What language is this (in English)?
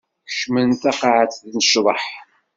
Kabyle